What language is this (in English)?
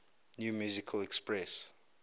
English